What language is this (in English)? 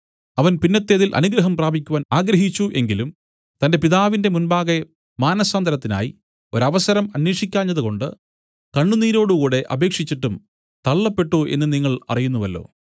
Malayalam